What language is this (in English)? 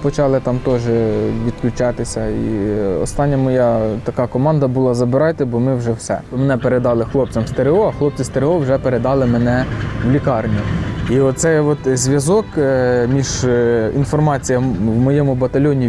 Ukrainian